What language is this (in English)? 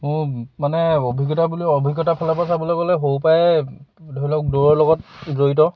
Assamese